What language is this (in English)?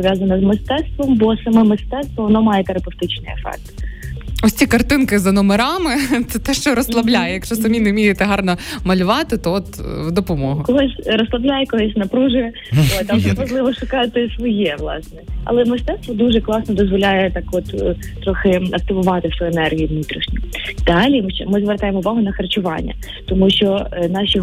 Ukrainian